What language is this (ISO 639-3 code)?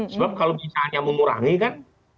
ind